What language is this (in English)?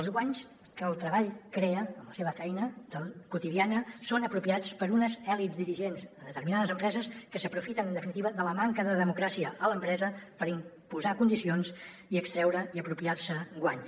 Catalan